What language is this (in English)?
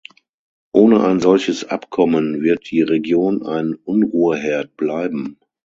German